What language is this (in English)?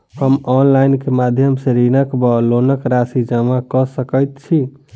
Maithili